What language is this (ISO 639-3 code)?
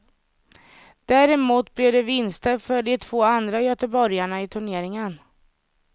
swe